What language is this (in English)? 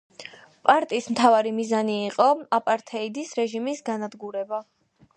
Georgian